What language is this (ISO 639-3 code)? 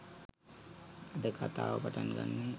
sin